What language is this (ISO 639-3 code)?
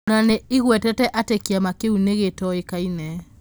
kik